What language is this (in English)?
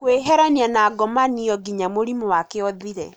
Kikuyu